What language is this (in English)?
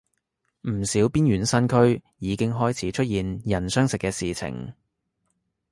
Cantonese